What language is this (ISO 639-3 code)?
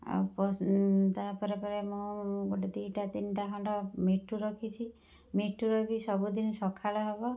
ori